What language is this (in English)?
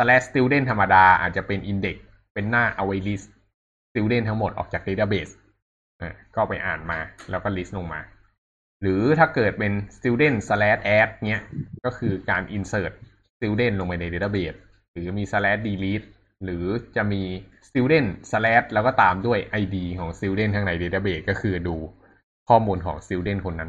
Thai